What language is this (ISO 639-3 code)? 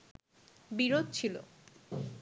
ben